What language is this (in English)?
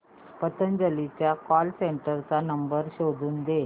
Marathi